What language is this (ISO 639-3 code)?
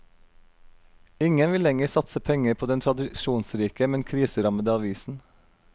nor